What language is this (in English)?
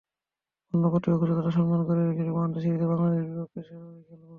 Bangla